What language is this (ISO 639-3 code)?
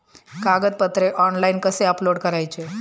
mar